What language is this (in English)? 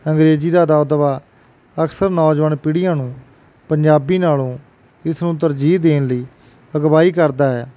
Punjabi